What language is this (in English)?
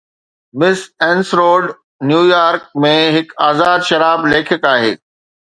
Sindhi